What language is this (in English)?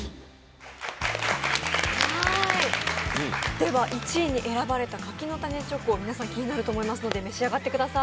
Japanese